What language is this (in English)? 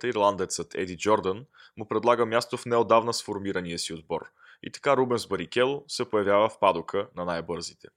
Bulgarian